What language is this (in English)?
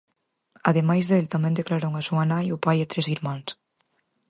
Galician